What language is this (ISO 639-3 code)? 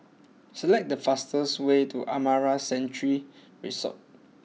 eng